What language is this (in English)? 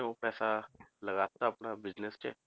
Punjabi